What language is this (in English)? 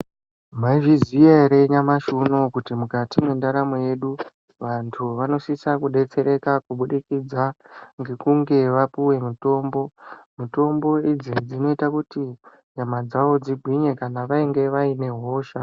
Ndau